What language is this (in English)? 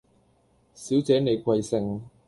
Cantonese